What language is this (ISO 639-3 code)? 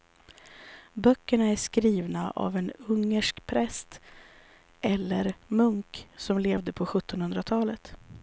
swe